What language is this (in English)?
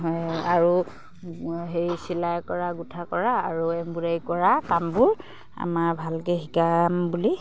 Assamese